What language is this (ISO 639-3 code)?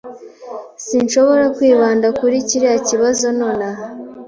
kin